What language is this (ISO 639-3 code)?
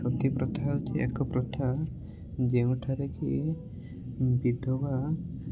ori